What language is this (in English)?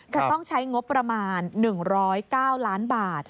Thai